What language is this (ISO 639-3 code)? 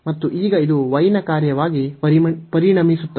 kan